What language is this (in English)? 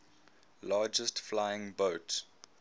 English